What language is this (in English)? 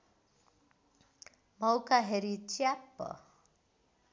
Nepali